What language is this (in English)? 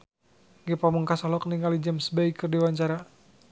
Sundanese